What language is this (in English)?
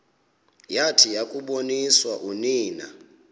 Xhosa